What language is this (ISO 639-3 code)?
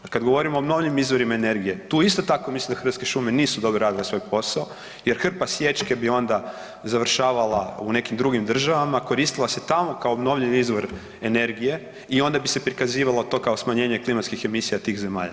hrv